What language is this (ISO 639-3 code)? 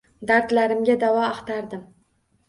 uzb